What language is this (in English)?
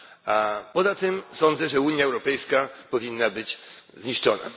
Polish